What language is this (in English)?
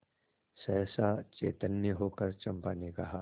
Hindi